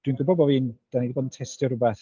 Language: Welsh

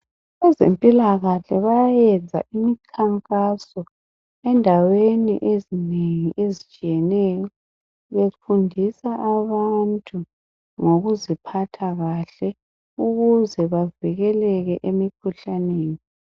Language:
North Ndebele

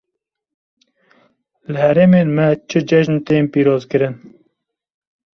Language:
Kurdish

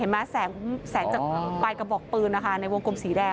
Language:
Thai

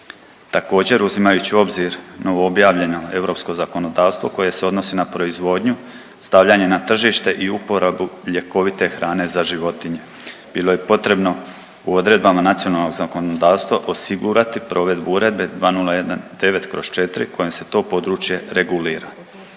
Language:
Croatian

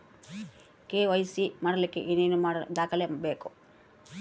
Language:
Kannada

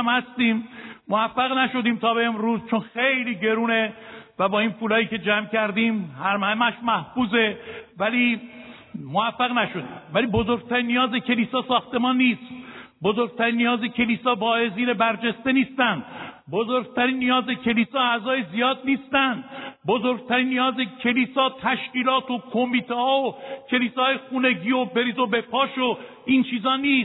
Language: Persian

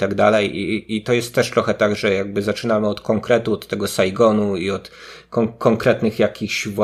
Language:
Polish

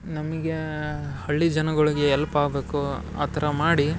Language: Kannada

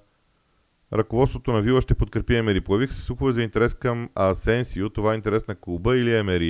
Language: Bulgarian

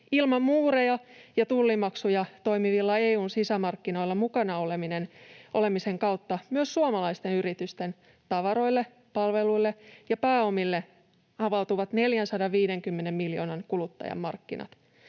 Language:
Finnish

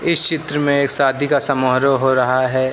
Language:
Hindi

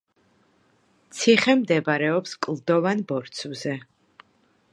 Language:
Georgian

